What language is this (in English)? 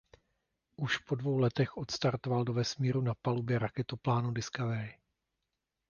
Czech